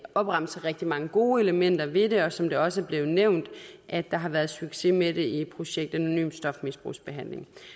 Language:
Danish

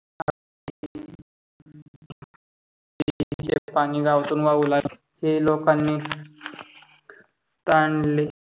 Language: Marathi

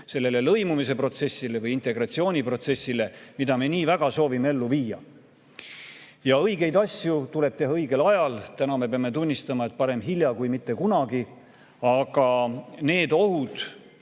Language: Estonian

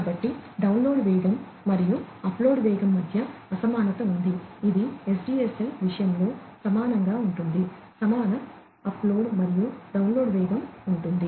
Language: Telugu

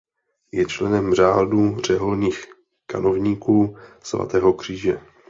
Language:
Czech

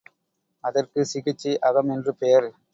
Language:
Tamil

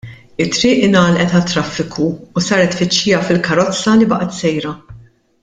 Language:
Maltese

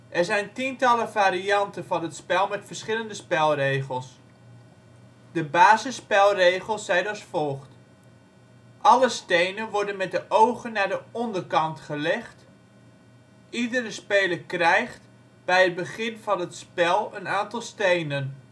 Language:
Dutch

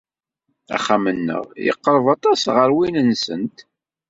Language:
Kabyle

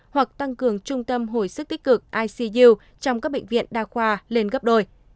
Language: Vietnamese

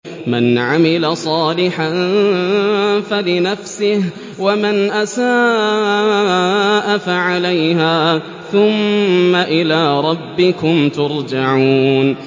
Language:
Arabic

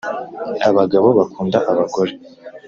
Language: Kinyarwanda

